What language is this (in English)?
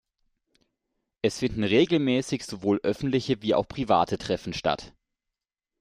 German